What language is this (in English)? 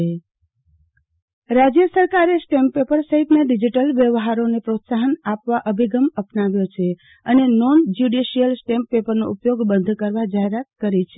Gujarati